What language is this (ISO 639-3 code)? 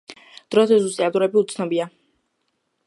kat